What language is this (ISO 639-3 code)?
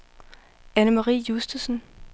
dan